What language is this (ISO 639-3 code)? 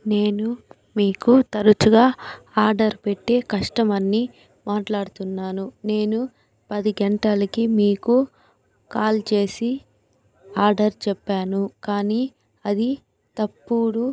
tel